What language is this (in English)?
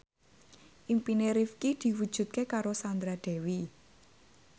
Javanese